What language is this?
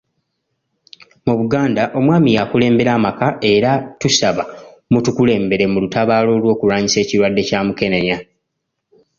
Ganda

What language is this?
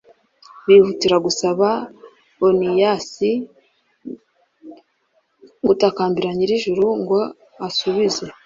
Kinyarwanda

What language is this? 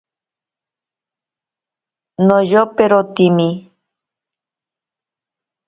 Ashéninka Perené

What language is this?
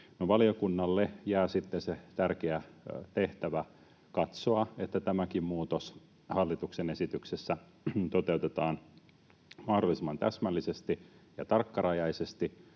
Finnish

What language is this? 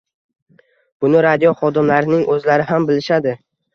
Uzbek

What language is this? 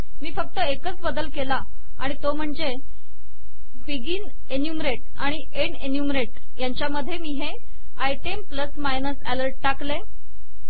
Marathi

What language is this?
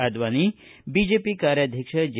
Kannada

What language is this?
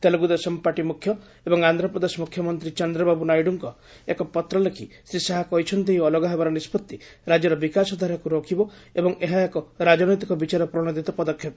Odia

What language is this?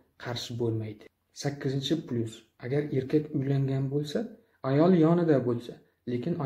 Turkish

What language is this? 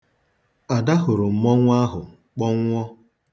Igbo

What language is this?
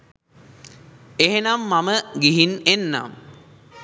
Sinhala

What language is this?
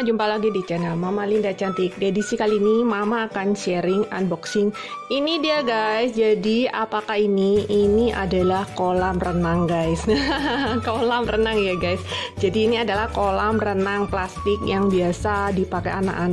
Indonesian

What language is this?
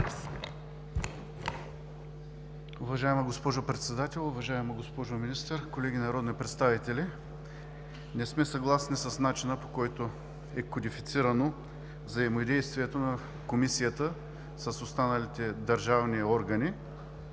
Bulgarian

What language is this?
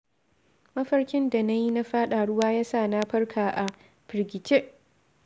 Hausa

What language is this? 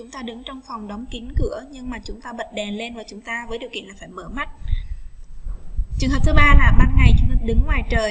Vietnamese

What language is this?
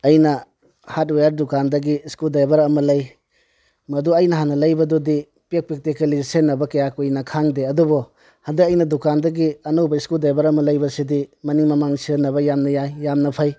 Manipuri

